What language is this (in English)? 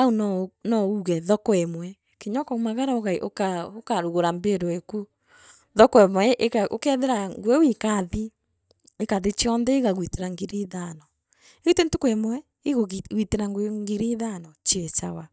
Meru